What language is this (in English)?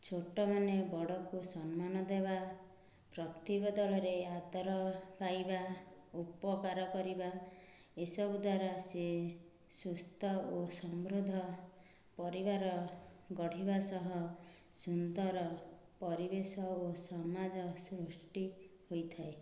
Odia